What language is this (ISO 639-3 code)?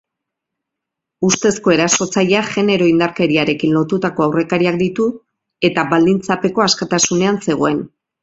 eus